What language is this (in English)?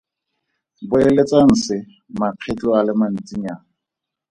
Tswana